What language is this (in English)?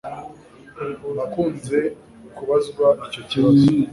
Kinyarwanda